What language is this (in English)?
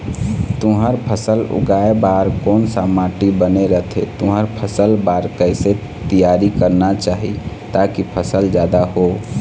Chhattisgarhi